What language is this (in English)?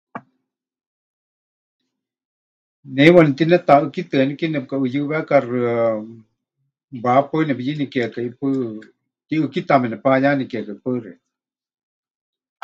Huichol